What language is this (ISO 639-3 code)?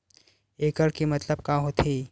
hne